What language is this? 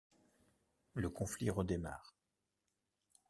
French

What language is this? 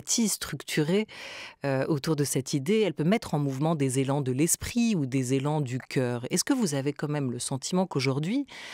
French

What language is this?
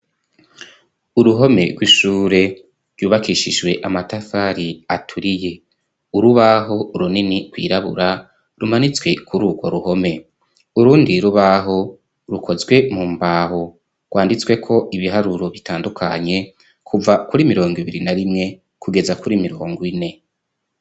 Rundi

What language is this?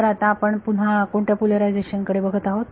Marathi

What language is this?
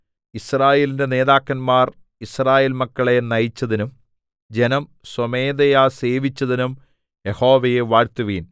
Malayalam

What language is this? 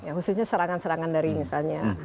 Indonesian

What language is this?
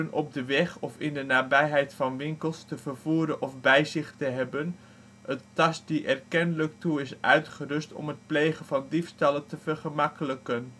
Dutch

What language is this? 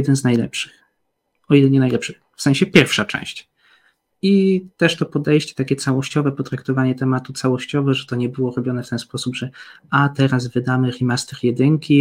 Polish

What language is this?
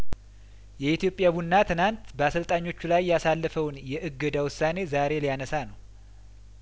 Amharic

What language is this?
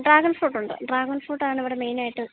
Malayalam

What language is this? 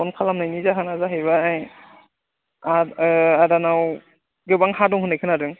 Bodo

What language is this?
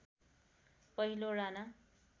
Nepali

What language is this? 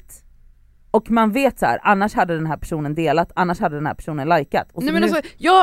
Swedish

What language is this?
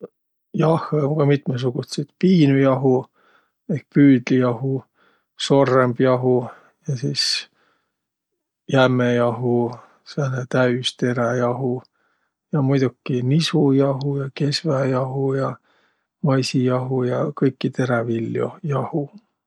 Võro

